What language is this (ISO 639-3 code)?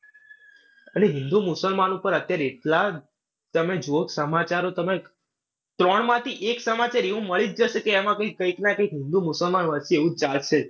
guj